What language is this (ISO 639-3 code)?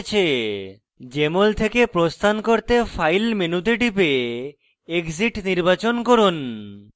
ben